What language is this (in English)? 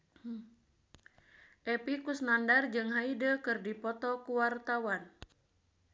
Sundanese